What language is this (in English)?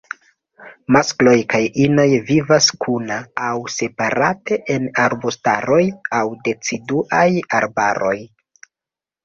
Esperanto